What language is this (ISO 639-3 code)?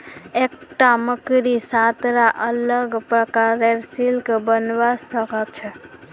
mag